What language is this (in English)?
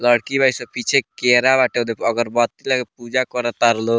Bhojpuri